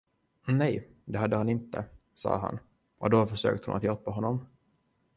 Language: Swedish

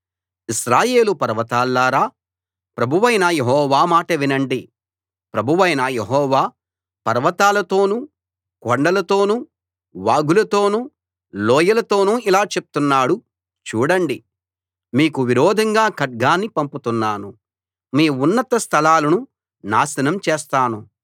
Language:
Telugu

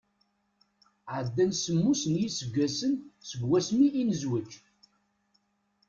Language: Kabyle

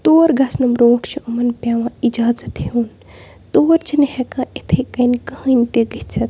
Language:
Kashmiri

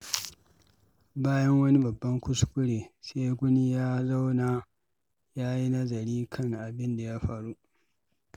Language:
Hausa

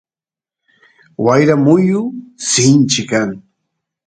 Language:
Santiago del Estero Quichua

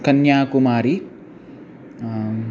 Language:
Sanskrit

